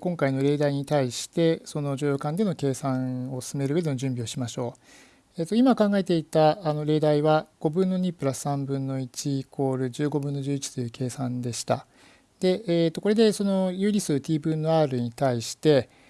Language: Japanese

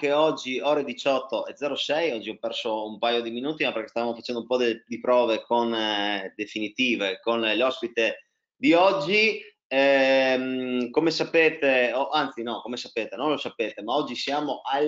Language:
Italian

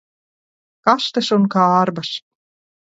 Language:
Latvian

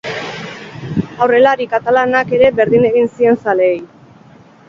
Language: Basque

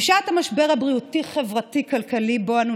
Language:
Hebrew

